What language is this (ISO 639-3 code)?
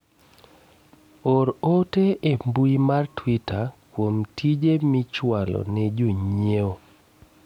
luo